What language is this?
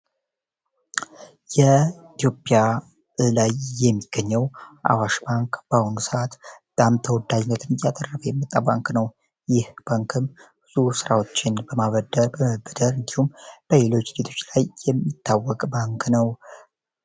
Amharic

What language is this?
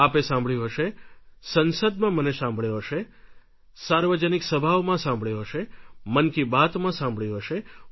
Gujarati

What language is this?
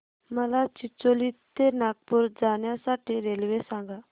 Marathi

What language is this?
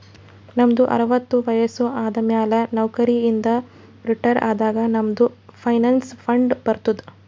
Kannada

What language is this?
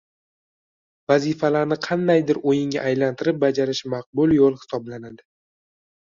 Uzbek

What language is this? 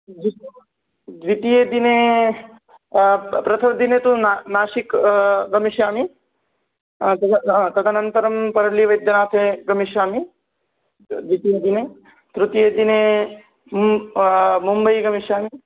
Sanskrit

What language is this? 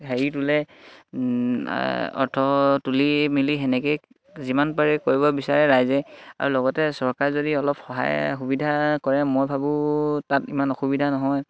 Assamese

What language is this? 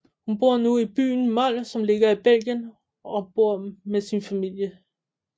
Danish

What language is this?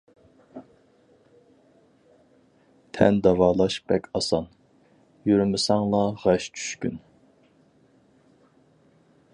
Uyghur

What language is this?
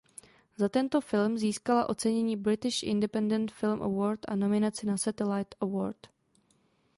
Czech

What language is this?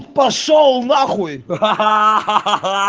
Russian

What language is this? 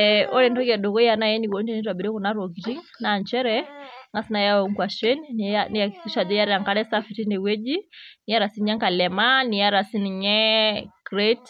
Masai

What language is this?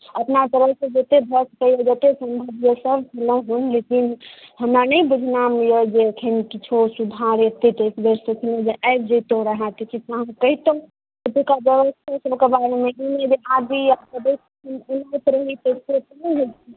Maithili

